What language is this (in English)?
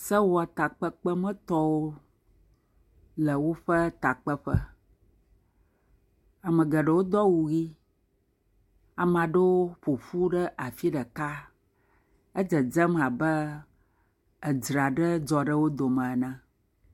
Ewe